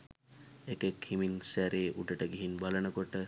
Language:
Sinhala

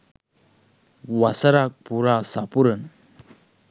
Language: Sinhala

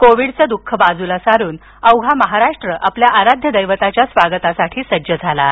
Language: Marathi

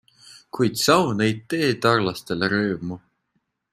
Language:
Estonian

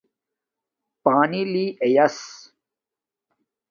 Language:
Domaaki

